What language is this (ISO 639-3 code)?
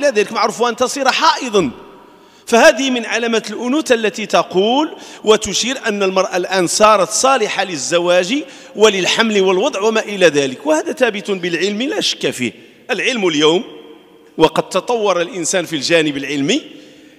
ara